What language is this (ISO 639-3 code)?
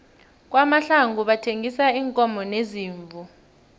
nbl